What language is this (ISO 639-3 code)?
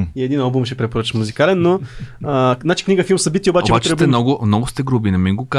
bul